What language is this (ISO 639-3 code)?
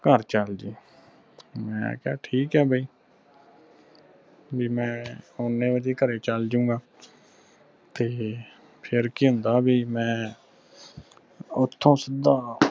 pan